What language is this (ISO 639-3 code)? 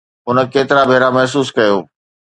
snd